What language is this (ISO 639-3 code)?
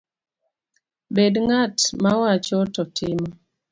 luo